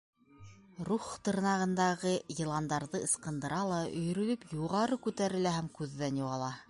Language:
Bashkir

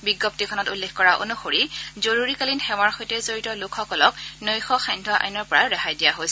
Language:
Assamese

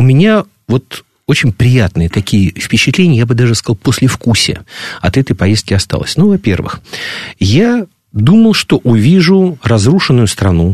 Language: Russian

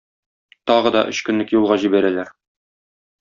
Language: Tatar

